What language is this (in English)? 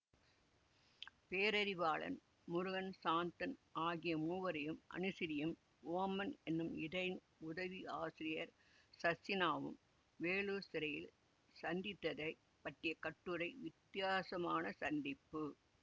Tamil